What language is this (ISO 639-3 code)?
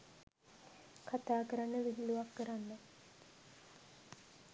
sin